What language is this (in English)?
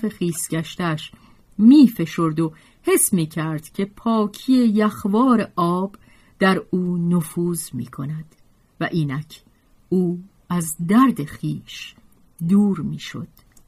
Persian